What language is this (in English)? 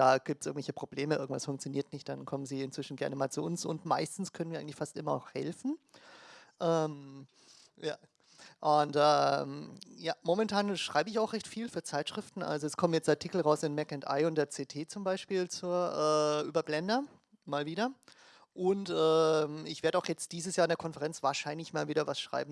German